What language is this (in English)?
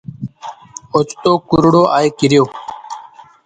Sindhi Bhil